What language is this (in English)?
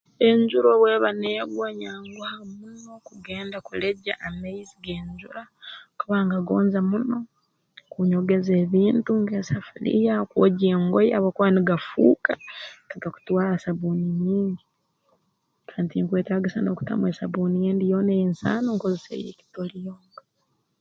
Tooro